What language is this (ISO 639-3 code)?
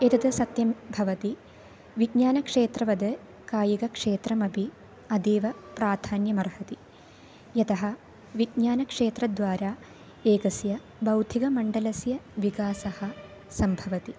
san